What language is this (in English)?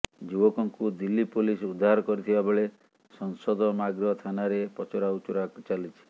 Odia